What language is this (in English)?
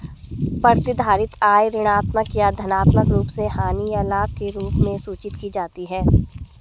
Hindi